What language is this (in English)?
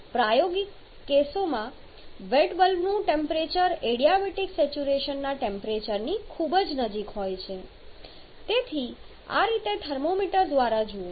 Gujarati